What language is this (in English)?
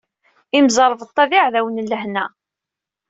Kabyle